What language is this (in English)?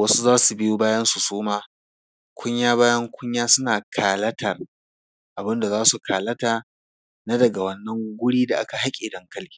Hausa